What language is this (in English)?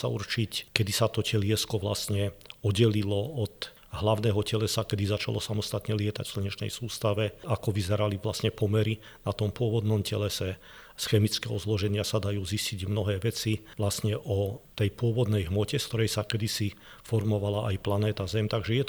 Slovak